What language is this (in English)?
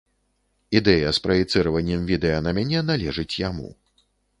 Belarusian